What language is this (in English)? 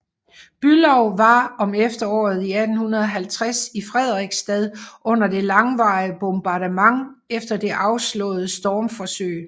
Danish